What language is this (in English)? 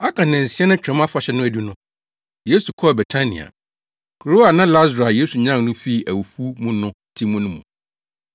Akan